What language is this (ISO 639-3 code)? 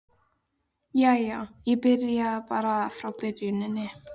isl